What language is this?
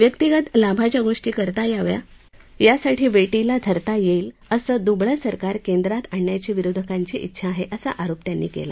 Marathi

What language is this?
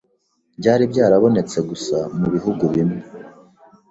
Kinyarwanda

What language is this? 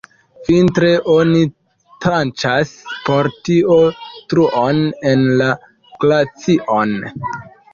Esperanto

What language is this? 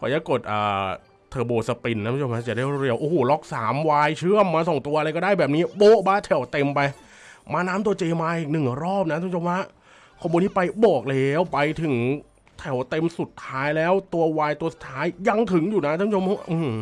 Thai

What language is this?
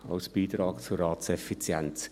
Swiss German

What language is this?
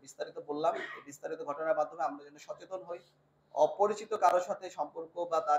Bangla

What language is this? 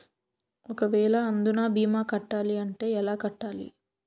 Telugu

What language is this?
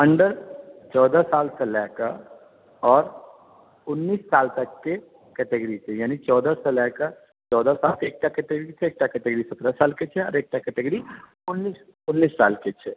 Maithili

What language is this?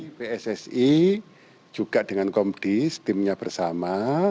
Indonesian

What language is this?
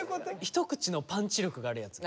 Japanese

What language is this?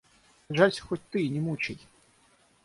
Russian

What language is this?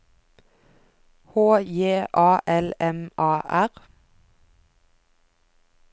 Norwegian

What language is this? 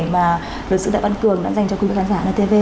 Vietnamese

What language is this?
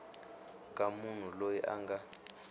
Tsonga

